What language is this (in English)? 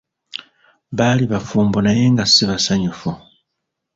Ganda